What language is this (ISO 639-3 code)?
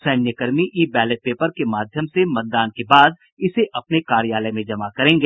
hin